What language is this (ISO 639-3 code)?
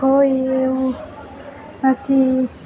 guj